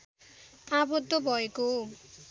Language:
Nepali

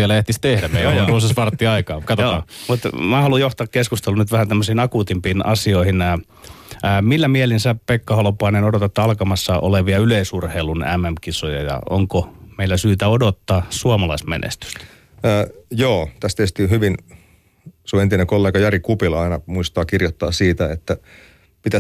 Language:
Finnish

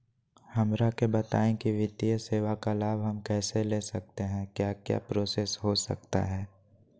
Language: Magahi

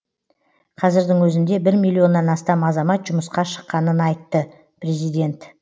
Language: Kazakh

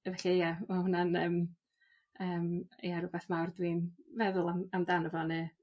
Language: Welsh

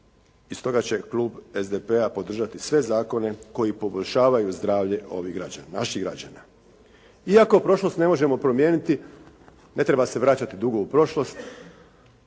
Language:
Croatian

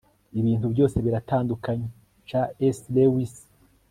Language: Kinyarwanda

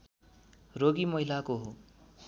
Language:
Nepali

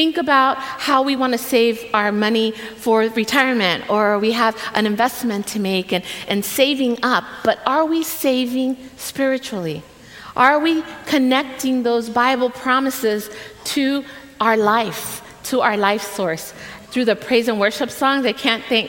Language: English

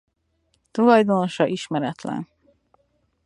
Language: Hungarian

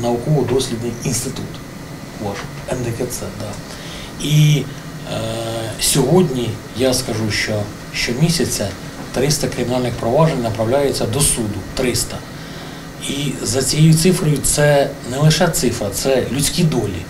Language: Ukrainian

